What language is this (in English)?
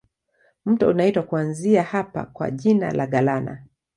Swahili